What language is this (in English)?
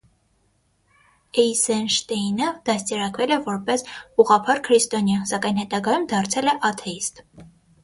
Armenian